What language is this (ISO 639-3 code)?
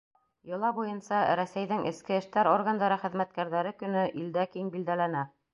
bak